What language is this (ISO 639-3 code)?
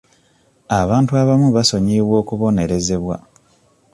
lug